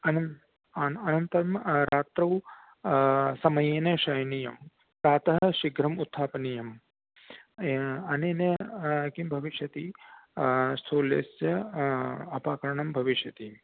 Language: Sanskrit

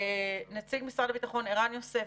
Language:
Hebrew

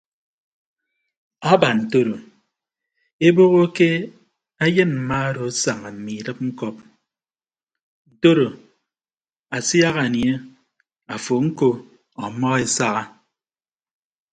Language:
Ibibio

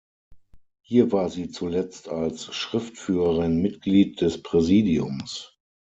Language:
German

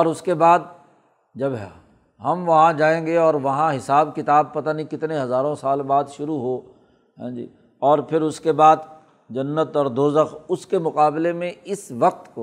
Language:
Urdu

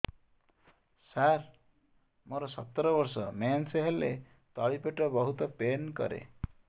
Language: Odia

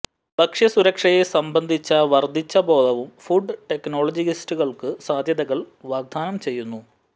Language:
Malayalam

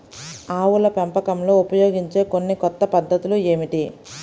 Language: Telugu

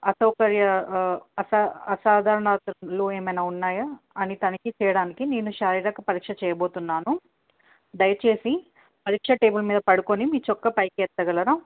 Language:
Telugu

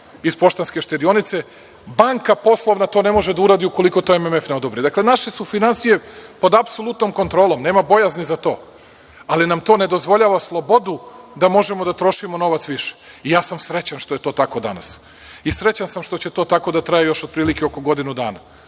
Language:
Serbian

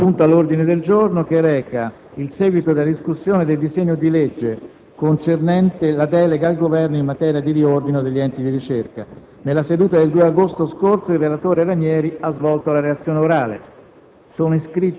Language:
Italian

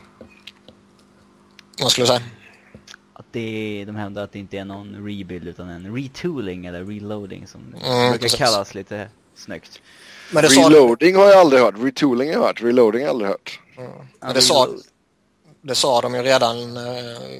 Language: Swedish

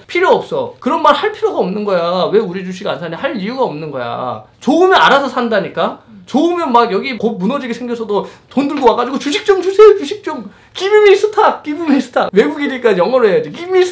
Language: Korean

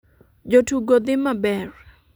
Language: Luo (Kenya and Tanzania)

